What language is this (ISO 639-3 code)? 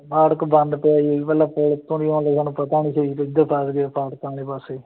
pan